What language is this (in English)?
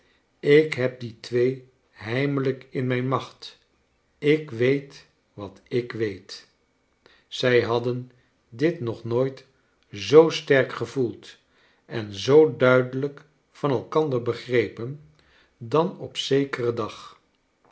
Dutch